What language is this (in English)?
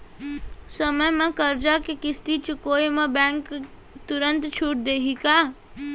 Chhattisgarhi